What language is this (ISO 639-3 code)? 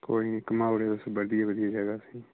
doi